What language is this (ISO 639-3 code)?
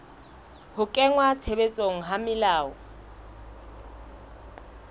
sot